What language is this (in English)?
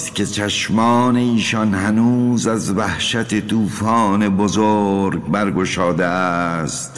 Persian